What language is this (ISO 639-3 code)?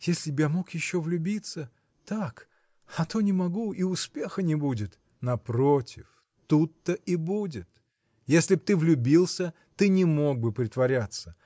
rus